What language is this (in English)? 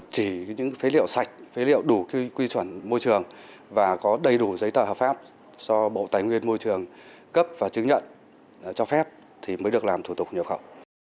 Vietnamese